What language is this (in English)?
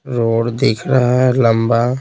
Hindi